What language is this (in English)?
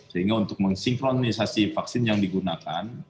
Indonesian